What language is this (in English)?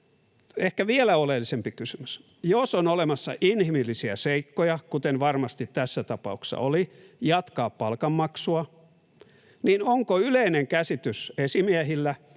Finnish